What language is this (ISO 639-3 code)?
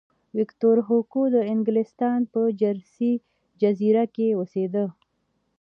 pus